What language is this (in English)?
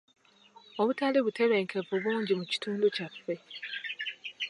Ganda